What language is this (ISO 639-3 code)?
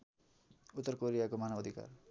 nep